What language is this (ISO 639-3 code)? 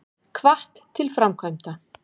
isl